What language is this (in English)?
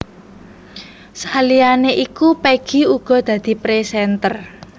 Javanese